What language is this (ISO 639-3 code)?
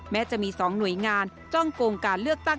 tha